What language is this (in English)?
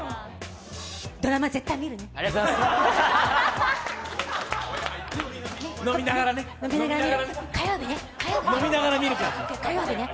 Japanese